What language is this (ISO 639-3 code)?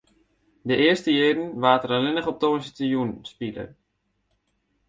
fry